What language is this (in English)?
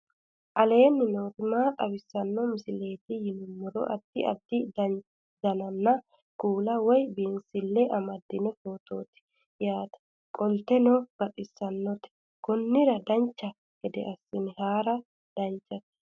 Sidamo